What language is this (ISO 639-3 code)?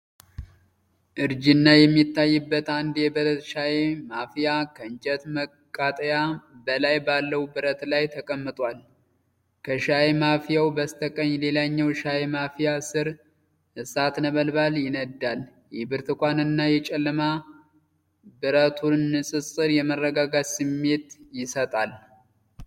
amh